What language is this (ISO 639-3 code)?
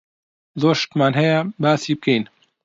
ckb